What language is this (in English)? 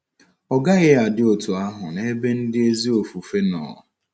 Igbo